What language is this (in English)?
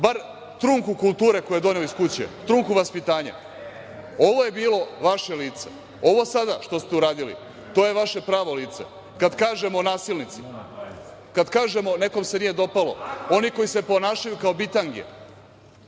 Serbian